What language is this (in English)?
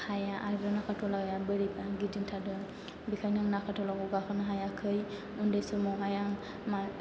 Bodo